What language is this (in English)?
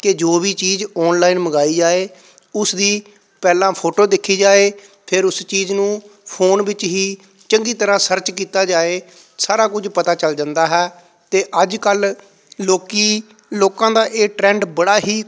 Punjabi